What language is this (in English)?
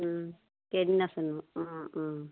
Assamese